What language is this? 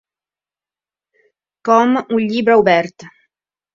Catalan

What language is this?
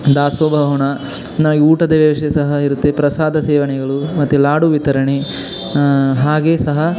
Kannada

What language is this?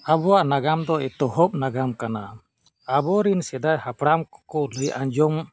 Santali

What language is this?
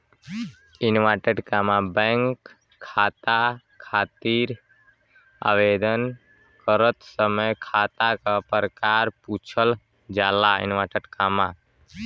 Bhojpuri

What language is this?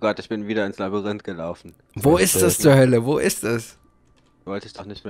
German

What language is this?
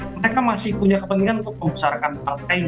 Indonesian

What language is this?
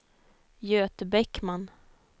Swedish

